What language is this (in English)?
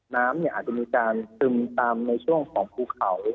Thai